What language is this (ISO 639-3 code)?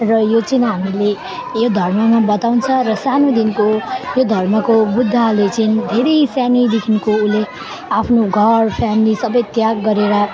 nep